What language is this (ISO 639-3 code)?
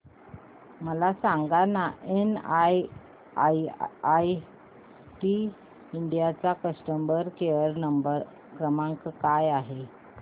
mar